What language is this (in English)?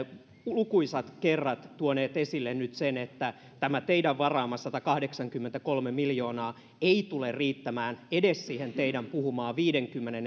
Finnish